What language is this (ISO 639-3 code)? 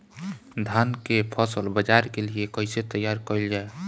bho